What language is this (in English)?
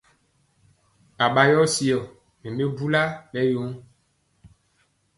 Mpiemo